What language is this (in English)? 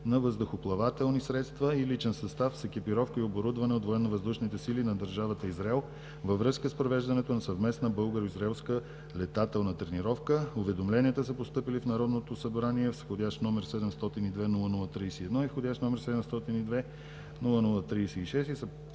Bulgarian